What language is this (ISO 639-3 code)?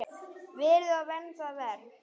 isl